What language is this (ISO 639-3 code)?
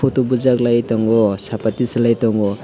trp